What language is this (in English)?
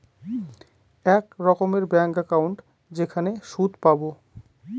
Bangla